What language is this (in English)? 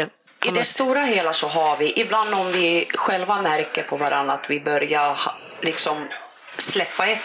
Swedish